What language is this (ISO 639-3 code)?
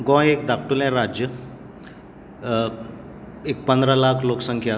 kok